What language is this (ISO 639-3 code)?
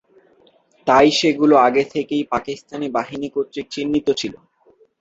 ben